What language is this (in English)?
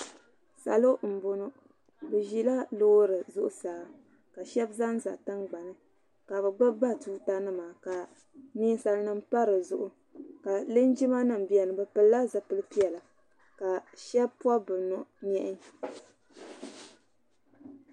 Dagbani